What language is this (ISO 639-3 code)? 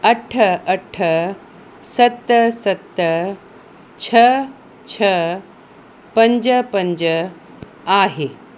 snd